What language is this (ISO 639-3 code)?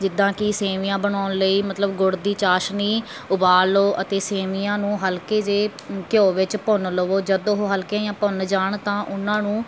pan